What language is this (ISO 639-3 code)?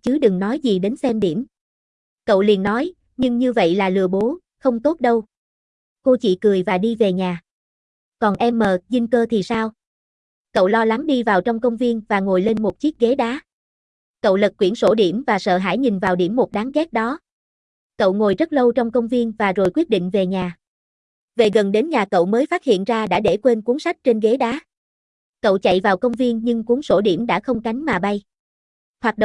vie